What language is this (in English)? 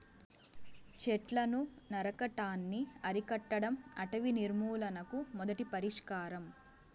Telugu